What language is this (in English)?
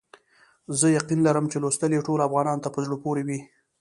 Pashto